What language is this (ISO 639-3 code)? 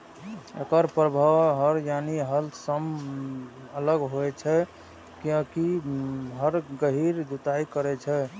mai